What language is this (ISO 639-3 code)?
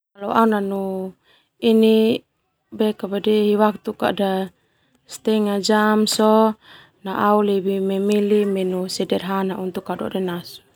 twu